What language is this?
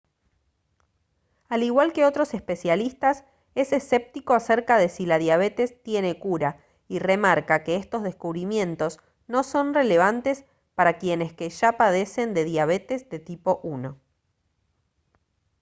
Spanish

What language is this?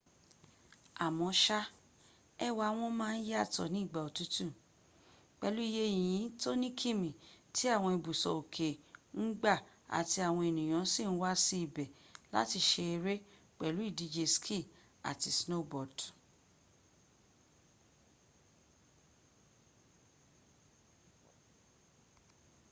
Yoruba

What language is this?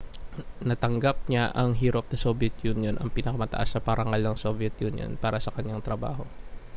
Filipino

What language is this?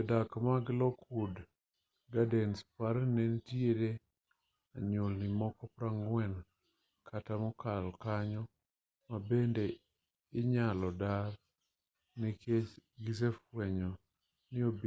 Luo (Kenya and Tanzania)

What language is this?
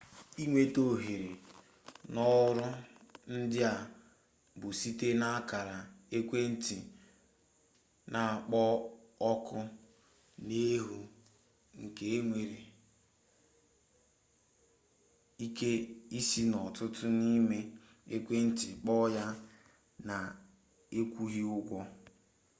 Igbo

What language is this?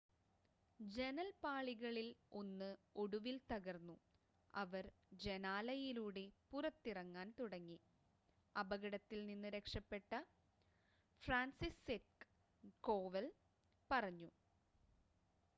Malayalam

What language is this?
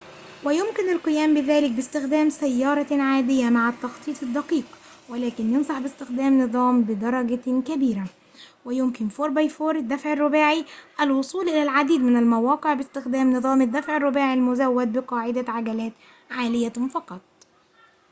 Arabic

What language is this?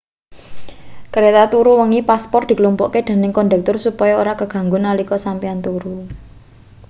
Javanese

